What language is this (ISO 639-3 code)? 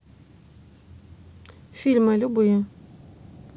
rus